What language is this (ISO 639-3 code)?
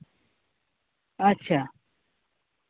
sat